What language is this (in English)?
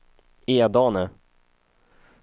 Swedish